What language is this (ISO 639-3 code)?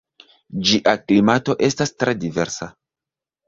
epo